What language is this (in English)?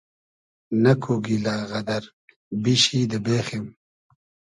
Hazaragi